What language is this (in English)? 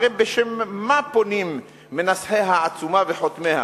Hebrew